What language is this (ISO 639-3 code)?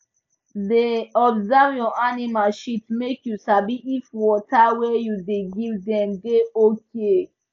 pcm